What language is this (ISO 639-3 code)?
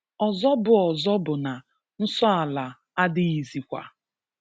ibo